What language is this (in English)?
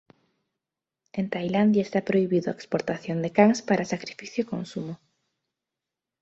Galician